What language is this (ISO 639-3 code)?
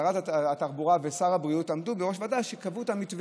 heb